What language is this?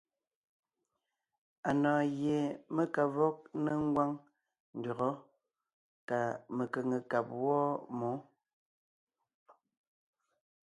Ngiemboon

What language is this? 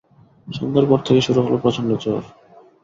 Bangla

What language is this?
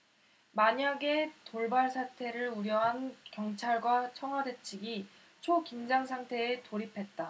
Korean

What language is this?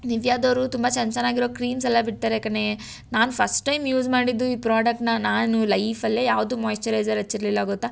Kannada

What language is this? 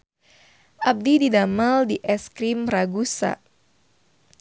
Sundanese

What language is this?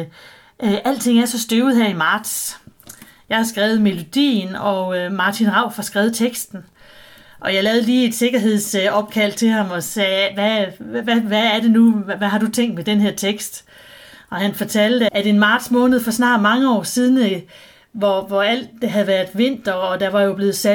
Danish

